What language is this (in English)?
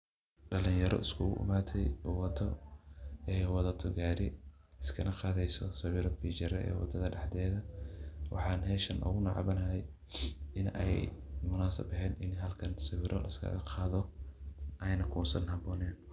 Somali